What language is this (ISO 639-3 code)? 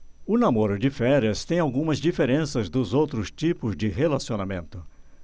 por